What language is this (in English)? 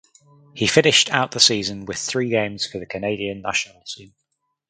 English